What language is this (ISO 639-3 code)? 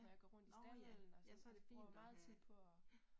dan